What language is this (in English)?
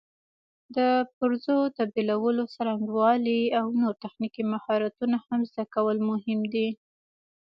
Pashto